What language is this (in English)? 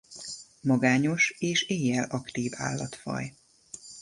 Hungarian